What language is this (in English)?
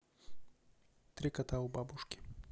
Russian